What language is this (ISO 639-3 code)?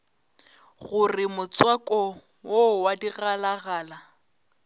nso